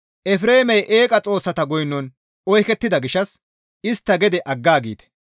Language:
Gamo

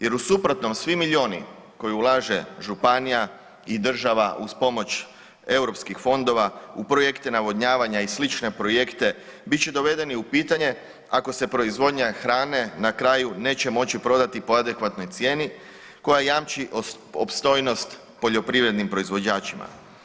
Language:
Croatian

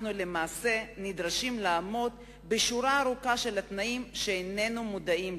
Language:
Hebrew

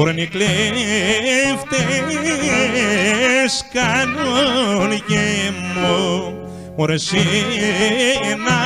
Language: Greek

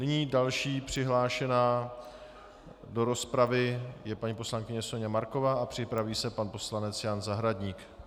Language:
Czech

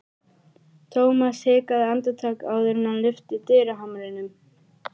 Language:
Icelandic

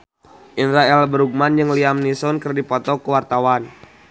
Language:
Sundanese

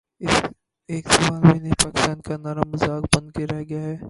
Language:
Urdu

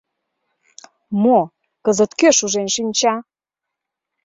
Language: Mari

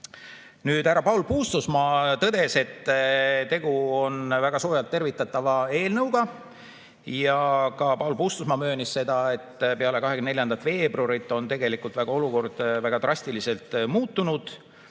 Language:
Estonian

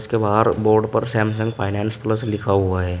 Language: Hindi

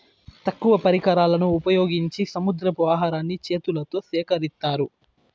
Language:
Telugu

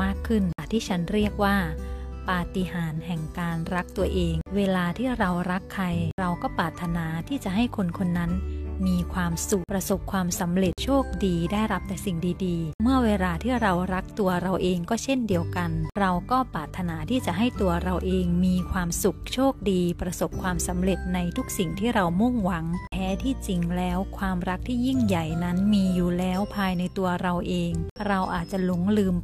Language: Thai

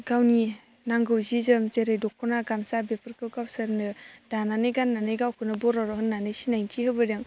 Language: Bodo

